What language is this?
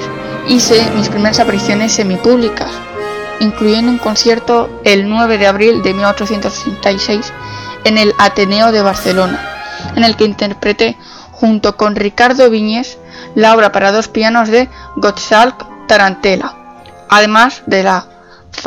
Spanish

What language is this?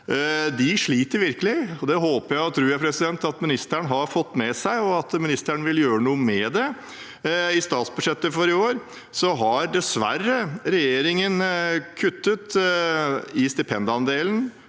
Norwegian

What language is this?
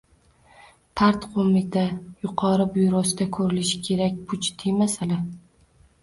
Uzbek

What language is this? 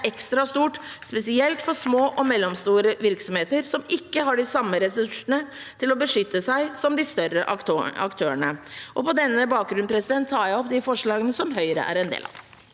Norwegian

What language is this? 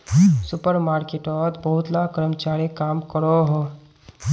Magahi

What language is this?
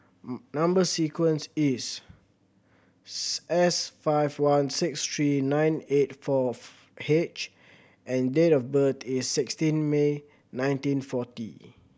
English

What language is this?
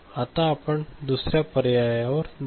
Marathi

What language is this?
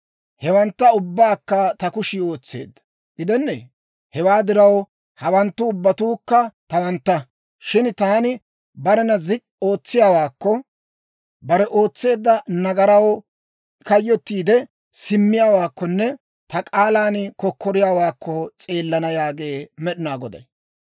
Dawro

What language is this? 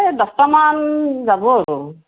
Assamese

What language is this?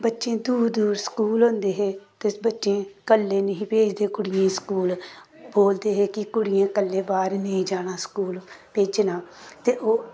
Dogri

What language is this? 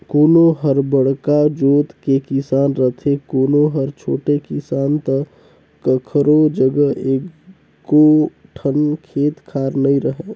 Chhattisgarhi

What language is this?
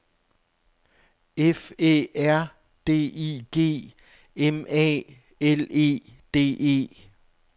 Danish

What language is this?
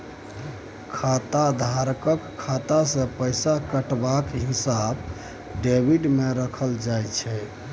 Maithili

